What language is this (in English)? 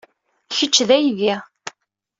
Kabyle